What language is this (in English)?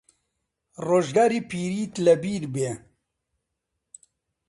Central Kurdish